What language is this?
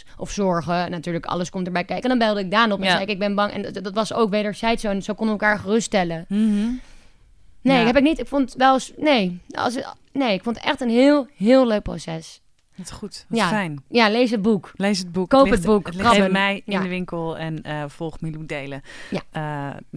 Dutch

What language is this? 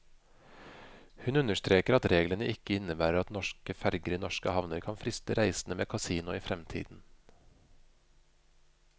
Norwegian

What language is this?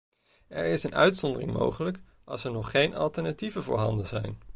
Dutch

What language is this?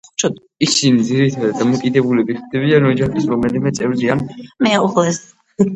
Georgian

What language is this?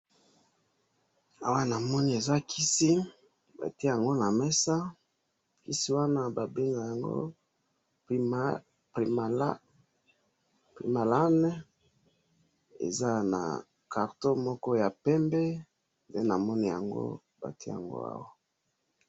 Lingala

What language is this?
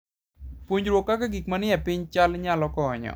Luo (Kenya and Tanzania)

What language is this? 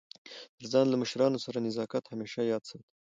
Pashto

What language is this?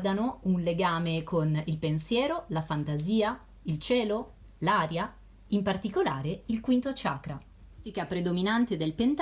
Italian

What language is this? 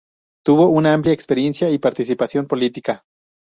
Spanish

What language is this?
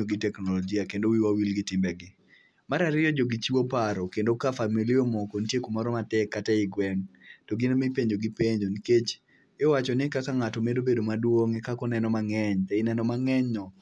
Luo (Kenya and Tanzania)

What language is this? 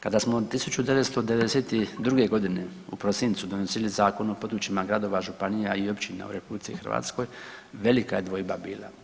Croatian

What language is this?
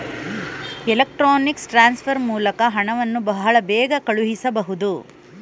Kannada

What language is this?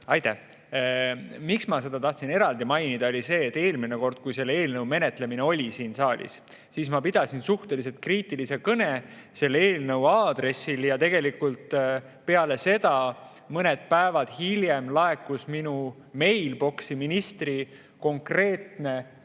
Estonian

